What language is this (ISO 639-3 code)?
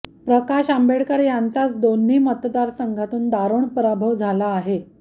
mar